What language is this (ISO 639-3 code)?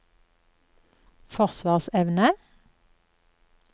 nor